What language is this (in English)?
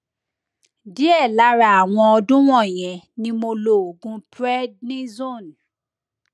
Yoruba